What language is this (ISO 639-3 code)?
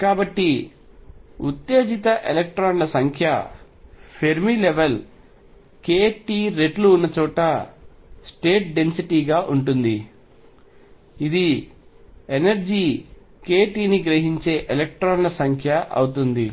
tel